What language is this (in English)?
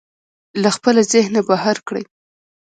Pashto